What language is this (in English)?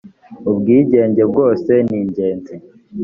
Kinyarwanda